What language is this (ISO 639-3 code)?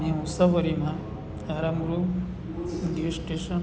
guj